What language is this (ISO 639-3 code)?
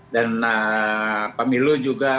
ind